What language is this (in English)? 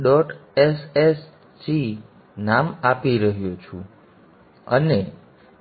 Gujarati